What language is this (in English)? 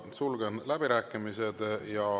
Estonian